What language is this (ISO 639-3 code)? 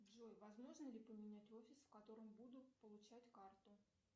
rus